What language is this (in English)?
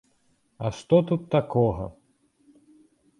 Belarusian